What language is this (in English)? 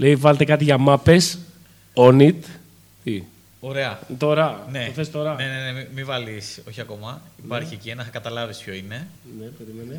Greek